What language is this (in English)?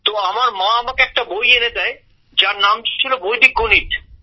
Bangla